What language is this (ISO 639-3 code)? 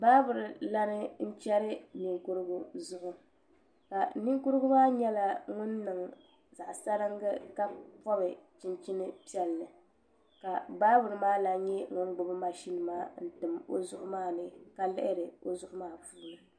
dag